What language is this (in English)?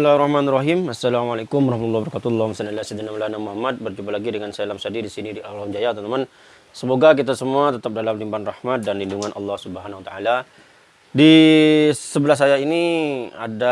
Indonesian